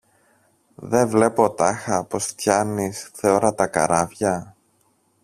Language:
Greek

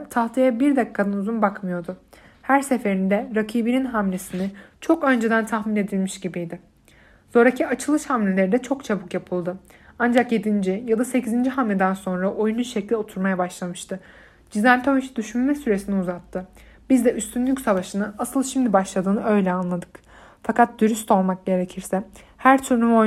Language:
Turkish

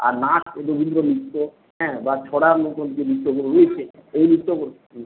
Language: Bangla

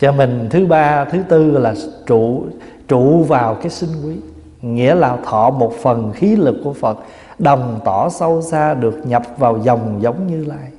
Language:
Vietnamese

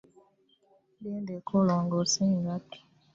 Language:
Ganda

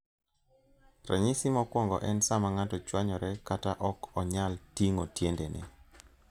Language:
Luo (Kenya and Tanzania)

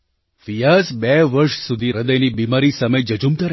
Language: Gujarati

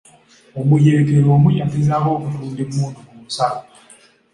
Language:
Ganda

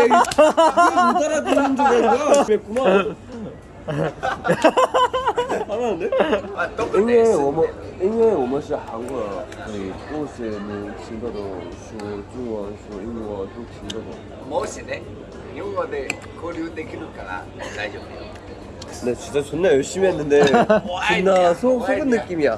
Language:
Korean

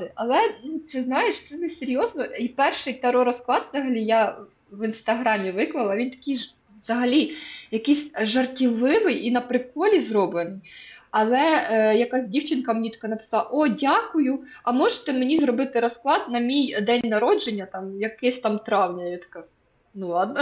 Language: Ukrainian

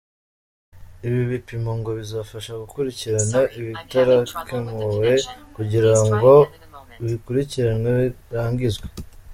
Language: Kinyarwanda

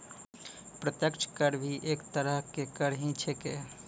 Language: Maithili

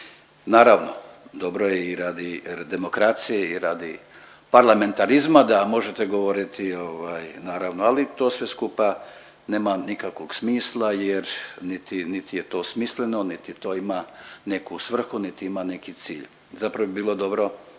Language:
Croatian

